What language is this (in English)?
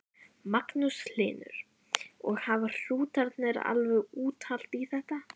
Icelandic